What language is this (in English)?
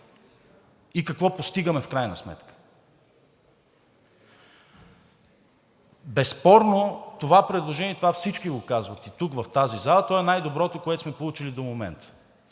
Bulgarian